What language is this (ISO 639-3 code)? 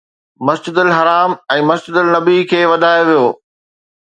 snd